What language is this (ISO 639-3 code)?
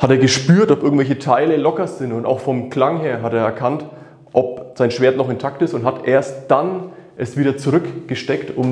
deu